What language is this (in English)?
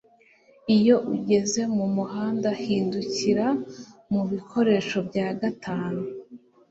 Kinyarwanda